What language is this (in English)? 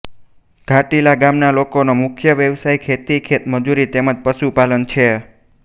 Gujarati